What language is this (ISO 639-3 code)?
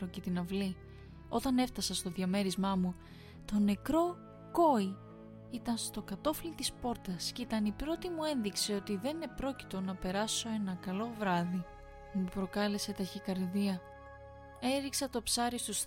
ell